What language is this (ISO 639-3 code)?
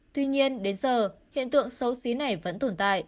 vie